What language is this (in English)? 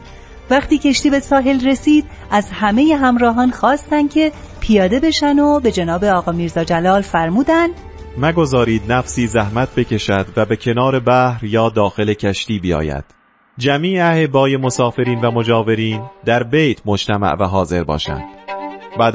Persian